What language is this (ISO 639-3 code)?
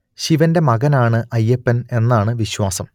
mal